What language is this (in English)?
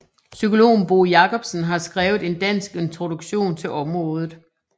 Danish